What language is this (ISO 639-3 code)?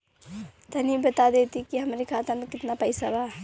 bho